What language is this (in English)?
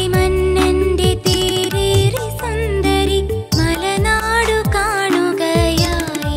Malayalam